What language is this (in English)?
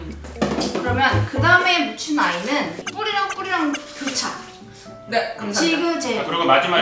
Korean